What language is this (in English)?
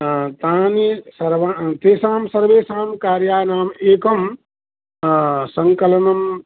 Sanskrit